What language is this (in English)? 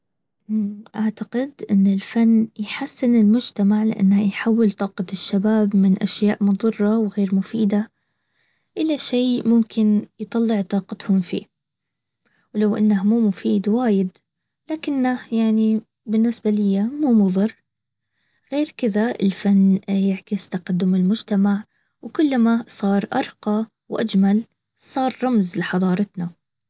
Baharna Arabic